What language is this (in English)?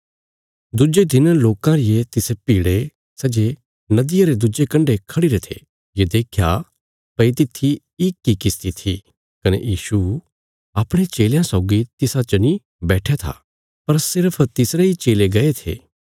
Bilaspuri